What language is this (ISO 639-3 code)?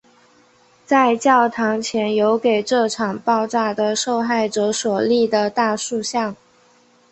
zho